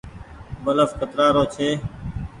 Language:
Goaria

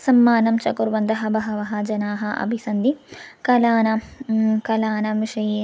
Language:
Sanskrit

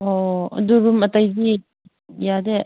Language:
Manipuri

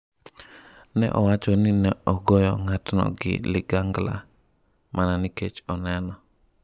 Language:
Luo (Kenya and Tanzania)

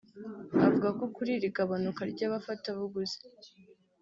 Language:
Kinyarwanda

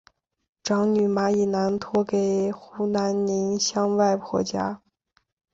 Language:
Chinese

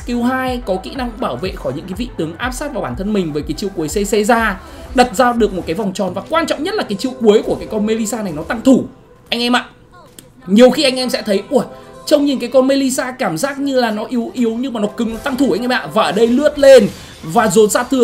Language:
Vietnamese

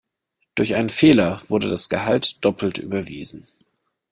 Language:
German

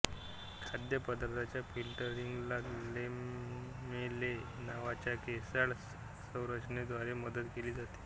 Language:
Marathi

